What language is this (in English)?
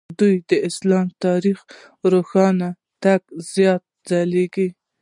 Pashto